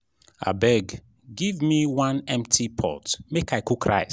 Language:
Nigerian Pidgin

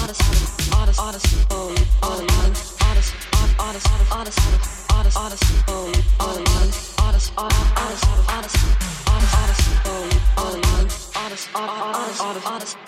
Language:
English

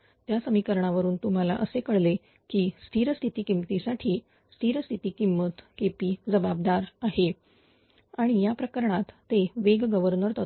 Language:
Marathi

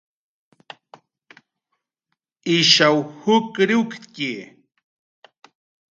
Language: Jaqaru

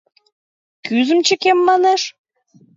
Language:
Mari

